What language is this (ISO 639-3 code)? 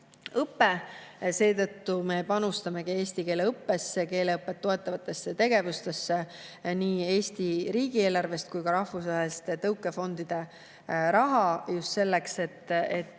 est